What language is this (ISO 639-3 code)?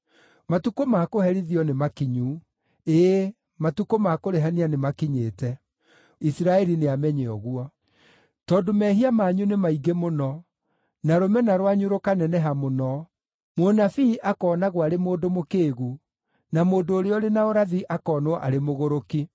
kik